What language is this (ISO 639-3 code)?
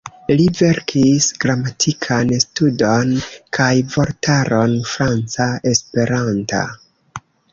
epo